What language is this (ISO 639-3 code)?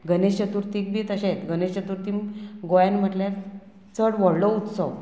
kok